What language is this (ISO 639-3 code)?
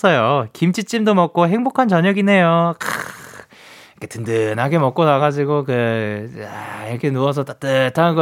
kor